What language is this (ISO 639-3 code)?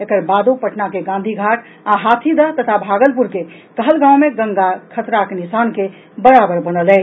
mai